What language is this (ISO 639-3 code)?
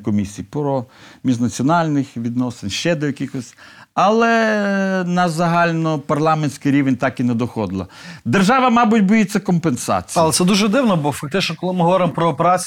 ukr